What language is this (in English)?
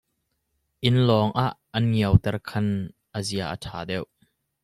Hakha Chin